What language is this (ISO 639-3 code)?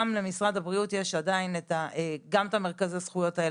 heb